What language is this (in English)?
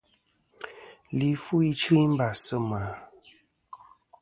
Kom